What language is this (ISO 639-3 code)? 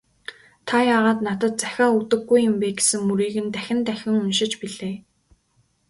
mon